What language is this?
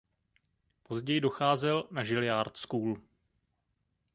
Czech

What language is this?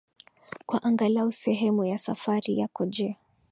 Swahili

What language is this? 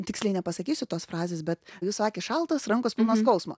Lithuanian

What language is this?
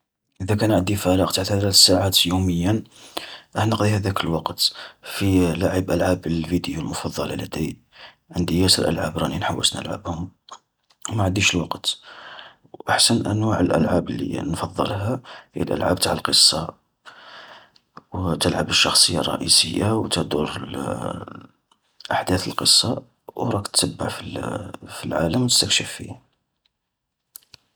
Algerian Arabic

